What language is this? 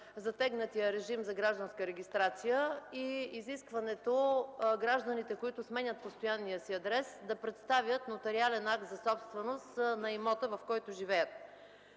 Bulgarian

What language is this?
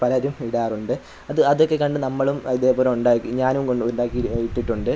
Malayalam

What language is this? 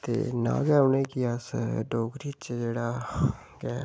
Dogri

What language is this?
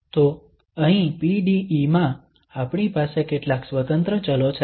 Gujarati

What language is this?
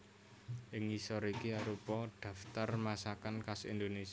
Javanese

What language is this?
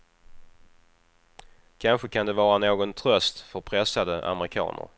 Swedish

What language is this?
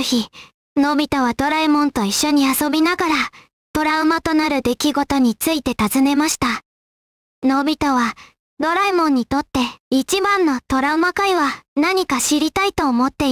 Japanese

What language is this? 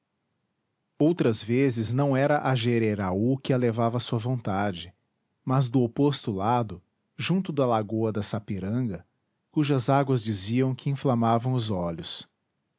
Portuguese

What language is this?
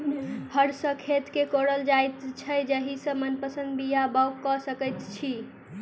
Maithili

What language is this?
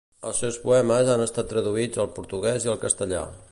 Catalan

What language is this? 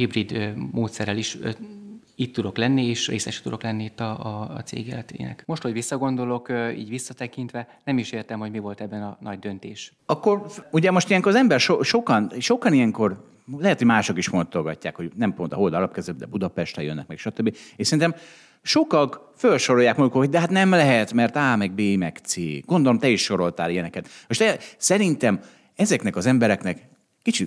Hungarian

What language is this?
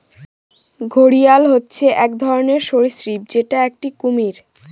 Bangla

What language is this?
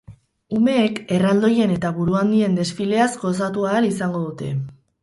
Basque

